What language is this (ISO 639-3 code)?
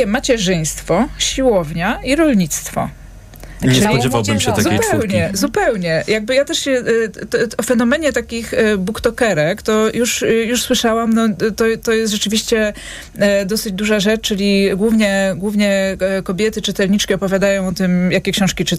pol